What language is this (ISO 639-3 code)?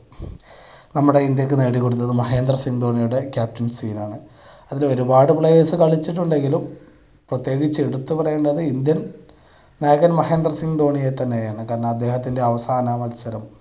mal